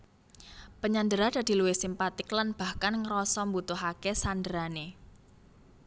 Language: Javanese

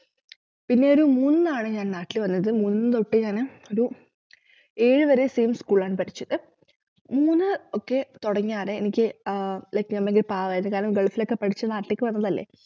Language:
Malayalam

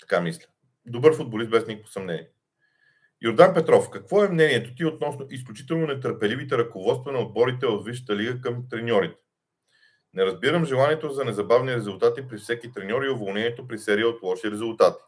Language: Bulgarian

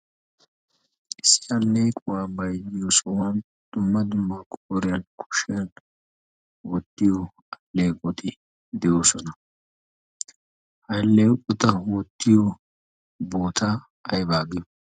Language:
Wolaytta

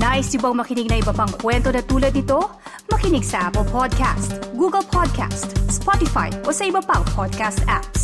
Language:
Filipino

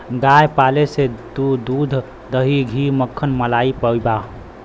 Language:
Bhojpuri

